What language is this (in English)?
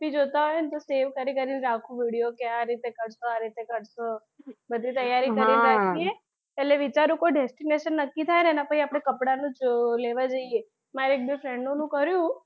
Gujarati